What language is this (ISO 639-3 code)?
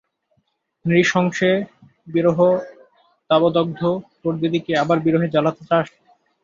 ben